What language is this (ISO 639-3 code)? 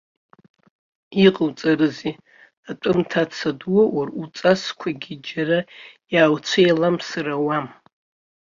abk